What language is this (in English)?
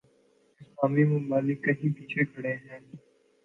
Urdu